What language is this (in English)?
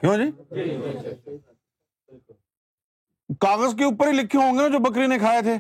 Urdu